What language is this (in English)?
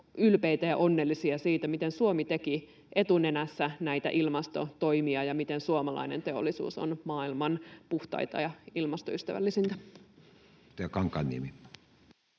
Finnish